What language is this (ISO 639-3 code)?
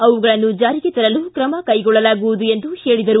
kan